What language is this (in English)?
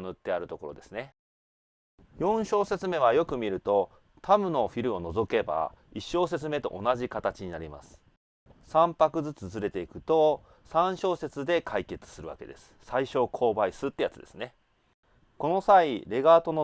Japanese